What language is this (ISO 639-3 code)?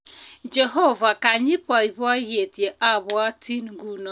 kln